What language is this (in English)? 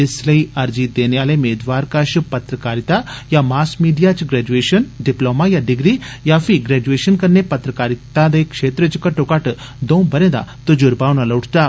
Dogri